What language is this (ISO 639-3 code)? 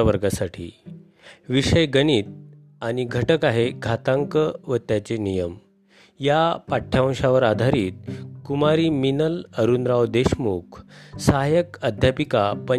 mar